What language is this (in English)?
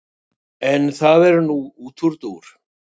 Icelandic